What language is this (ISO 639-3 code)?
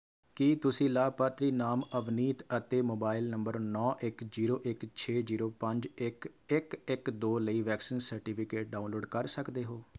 pan